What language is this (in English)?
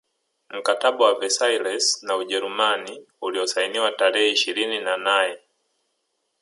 Swahili